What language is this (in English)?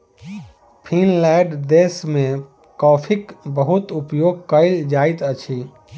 Maithili